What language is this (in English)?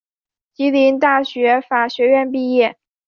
Chinese